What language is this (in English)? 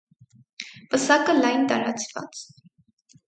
Armenian